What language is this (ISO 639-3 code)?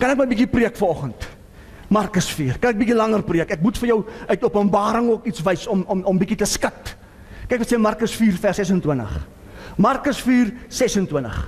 nld